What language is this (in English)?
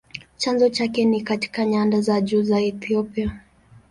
Swahili